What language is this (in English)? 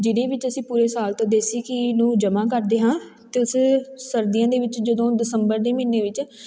Punjabi